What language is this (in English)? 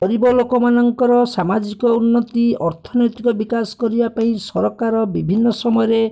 Odia